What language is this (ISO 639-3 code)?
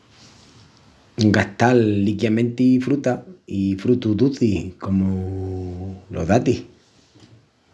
ext